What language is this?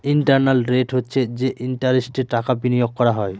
Bangla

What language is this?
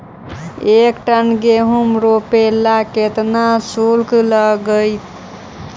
Magahi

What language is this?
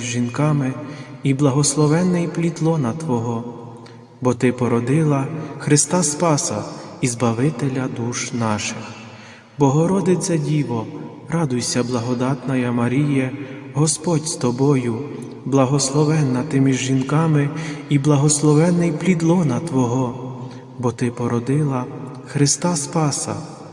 Ukrainian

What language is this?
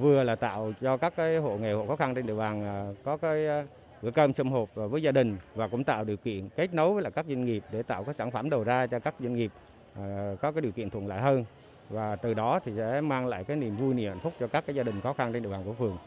Vietnamese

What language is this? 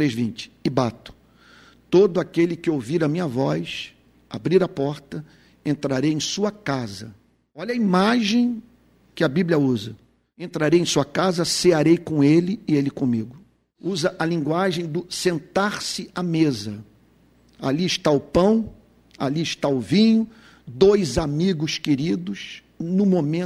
Portuguese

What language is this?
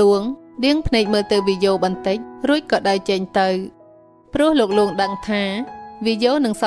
Thai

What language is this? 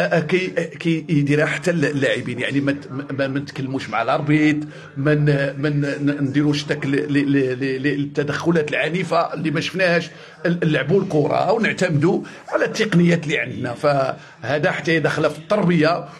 Arabic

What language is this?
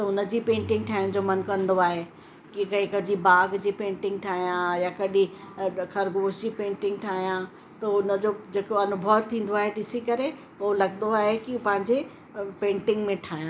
Sindhi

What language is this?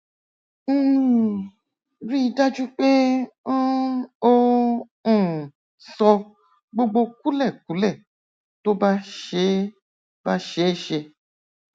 Yoruba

